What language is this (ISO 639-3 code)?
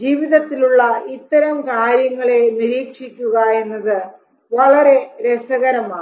mal